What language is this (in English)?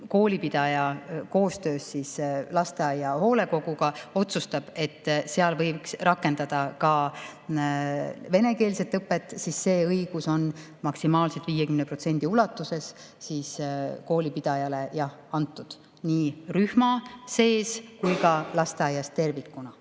Estonian